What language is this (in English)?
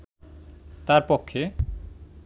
Bangla